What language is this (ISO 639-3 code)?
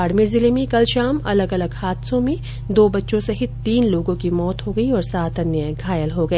hin